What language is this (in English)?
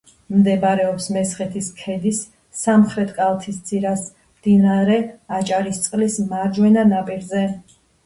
Georgian